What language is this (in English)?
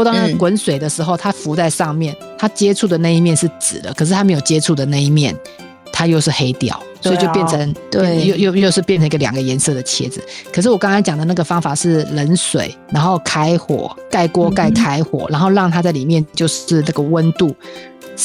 Chinese